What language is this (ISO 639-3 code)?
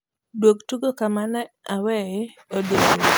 luo